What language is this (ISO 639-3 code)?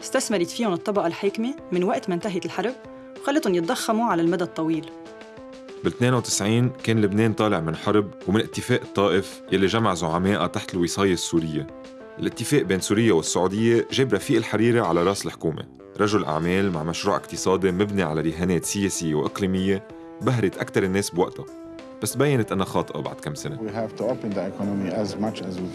ara